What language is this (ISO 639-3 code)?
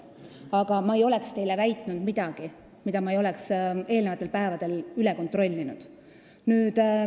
est